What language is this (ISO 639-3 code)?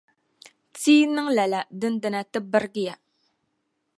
dag